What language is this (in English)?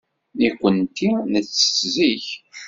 Kabyle